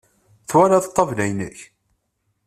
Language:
Kabyle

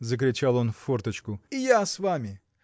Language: Russian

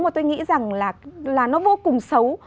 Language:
Vietnamese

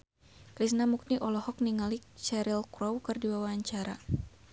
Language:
Sundanese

